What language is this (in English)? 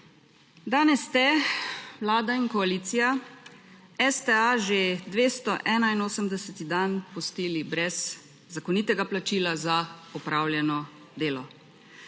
Slovenian